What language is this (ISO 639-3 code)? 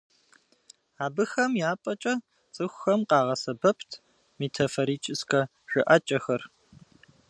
kbd